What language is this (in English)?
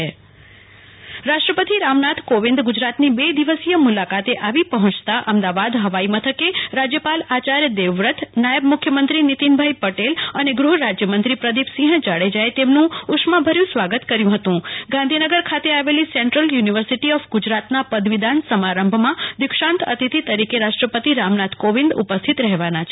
Gujarati